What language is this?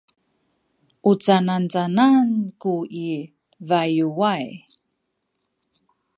Sakizaya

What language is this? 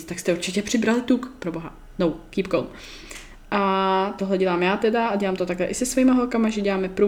Czech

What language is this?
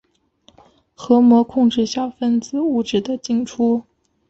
Chinese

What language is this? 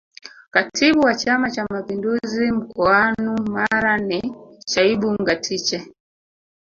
Swahili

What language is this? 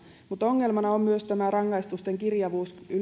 Finnish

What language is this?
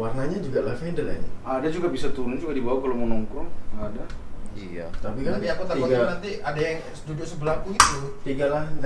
Indonesian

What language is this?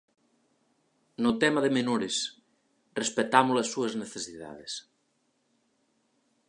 Galician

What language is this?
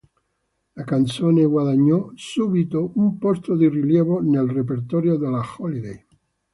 Italian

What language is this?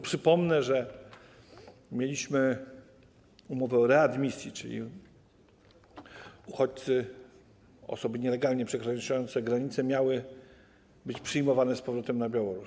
Polish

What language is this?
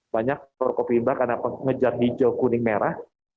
Indonesian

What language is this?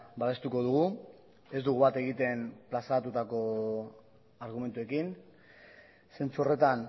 Basque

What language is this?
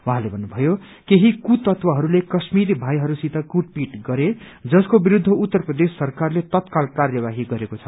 Nepali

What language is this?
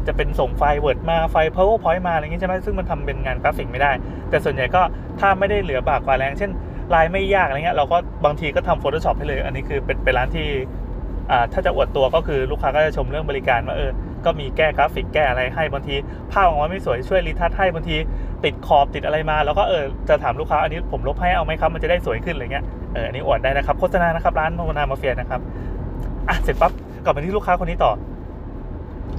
Thai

